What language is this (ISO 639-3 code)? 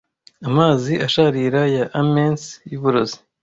kin